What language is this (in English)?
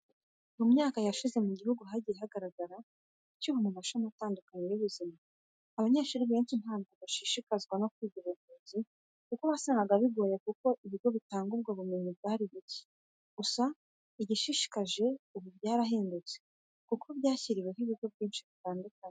Kinyarwanda